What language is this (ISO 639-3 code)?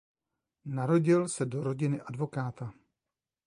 ces